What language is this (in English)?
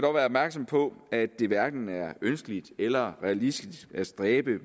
Danish